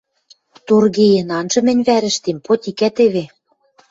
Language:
Western Mari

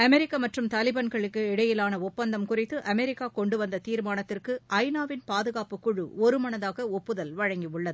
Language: Tamil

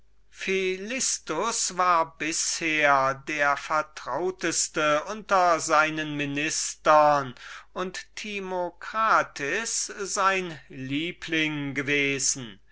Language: German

